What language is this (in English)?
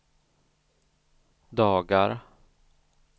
Swedish